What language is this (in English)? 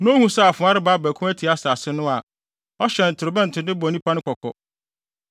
Akan